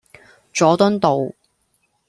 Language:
Cantonese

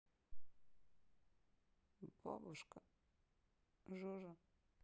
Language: Russian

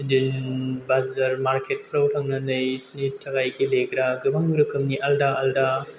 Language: Bodo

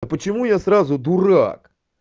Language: Russian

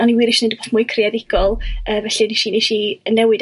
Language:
Welsh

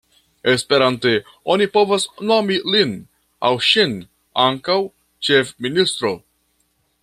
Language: Esperanto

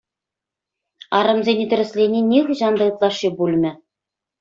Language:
Chuvash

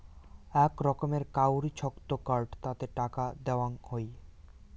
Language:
Bangla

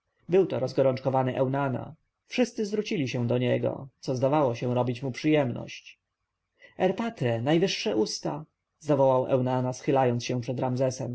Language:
Polish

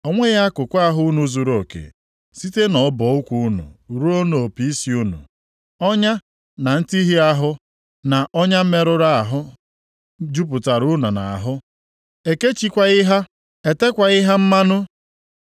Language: Igbo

